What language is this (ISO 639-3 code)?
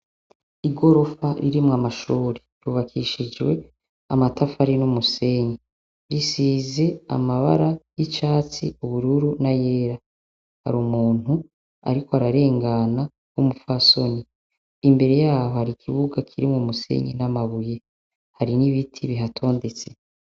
run